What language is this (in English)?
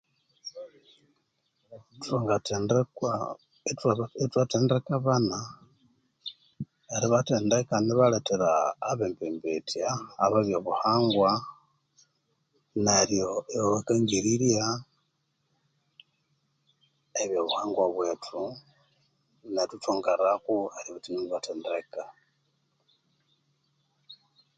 Konzo